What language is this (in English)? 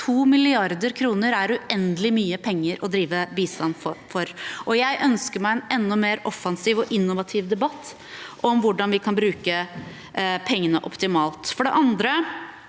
Norwegian